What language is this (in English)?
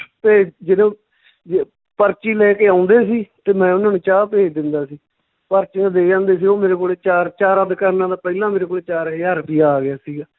Punjabi